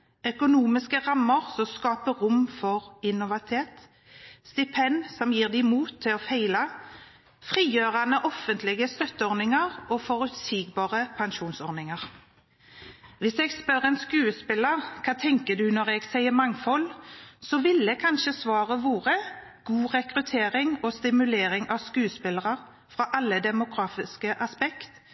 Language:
Norwegian Bokmål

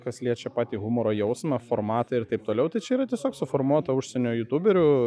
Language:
Lithuanian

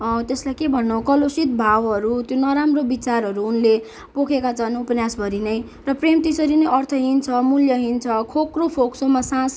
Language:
Nepali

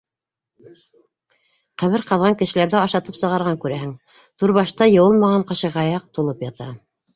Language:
Bashkir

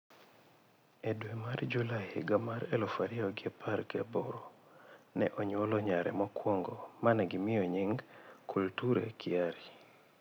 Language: Luo (Kenya and Tanzania)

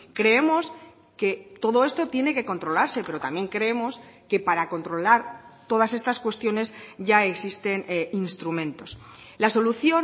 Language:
Spanish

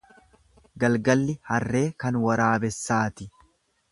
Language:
Oromo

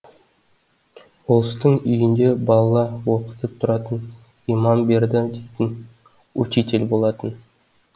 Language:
Kazakh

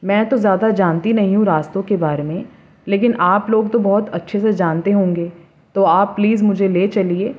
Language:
Urdu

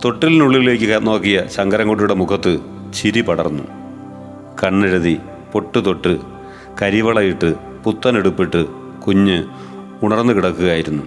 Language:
Malayalam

